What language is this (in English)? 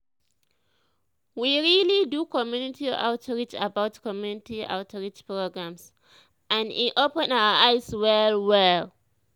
Nigerian Pidgin